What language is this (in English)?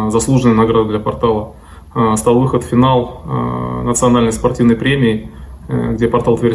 Russian